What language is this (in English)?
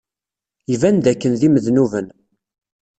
Kabyle